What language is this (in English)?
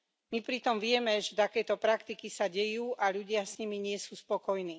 Slovak